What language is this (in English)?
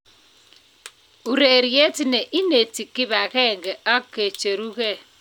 Kalenjin